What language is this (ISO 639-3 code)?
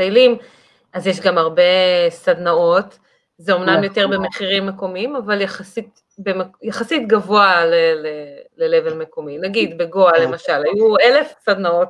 heb